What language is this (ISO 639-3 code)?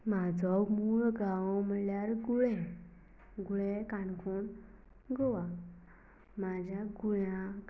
kok